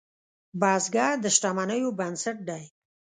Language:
Pashto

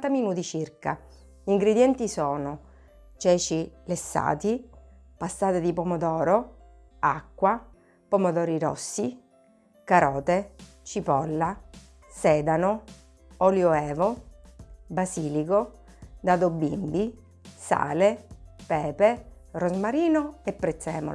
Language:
Italian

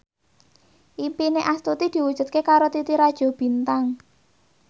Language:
Javanese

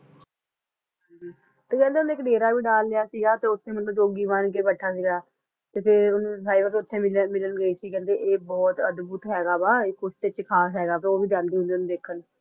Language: Punjabi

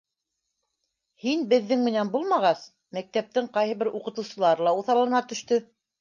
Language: Bashkir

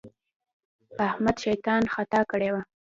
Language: Pashto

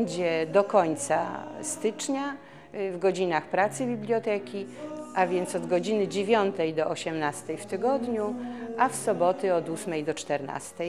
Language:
Polish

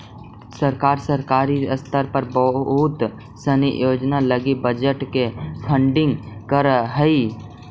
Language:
Magahi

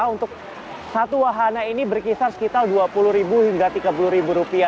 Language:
Indonesian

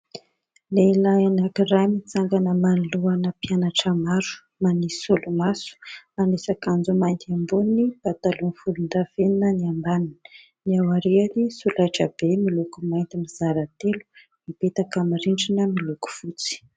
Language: Malagasy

